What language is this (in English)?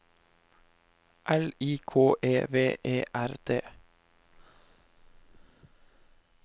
Norwegian